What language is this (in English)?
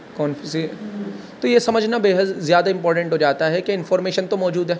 Urdu